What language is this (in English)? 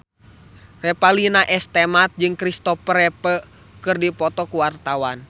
Sundanese